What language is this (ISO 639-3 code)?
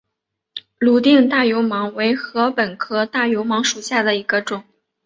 zho